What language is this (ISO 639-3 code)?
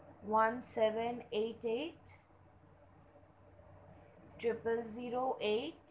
ben